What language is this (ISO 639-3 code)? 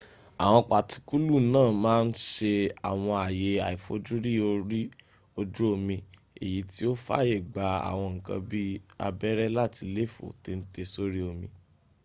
yor